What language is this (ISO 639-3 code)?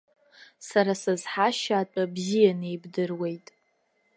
abk